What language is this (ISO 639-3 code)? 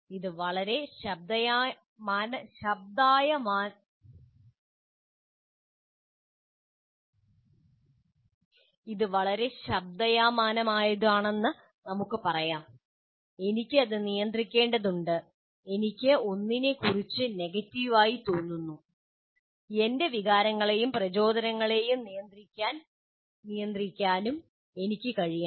mal